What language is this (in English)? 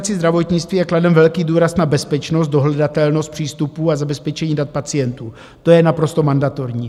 Czech